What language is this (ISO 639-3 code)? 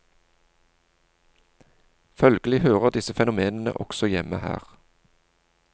nor